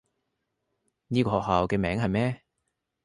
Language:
Cantonese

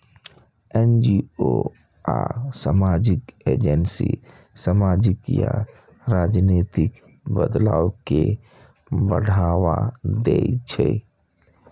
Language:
Maithili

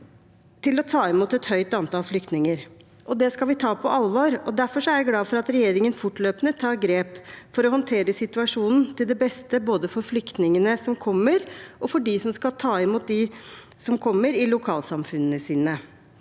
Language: Norwegian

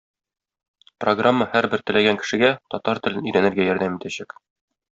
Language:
Tatar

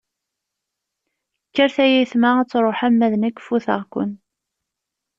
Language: Kabyle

